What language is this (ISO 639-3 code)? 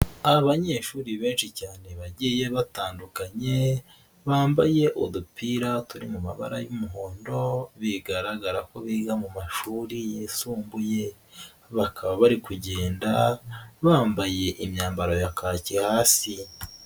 kin